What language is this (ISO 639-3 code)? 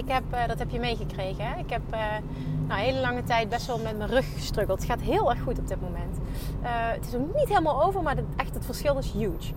nld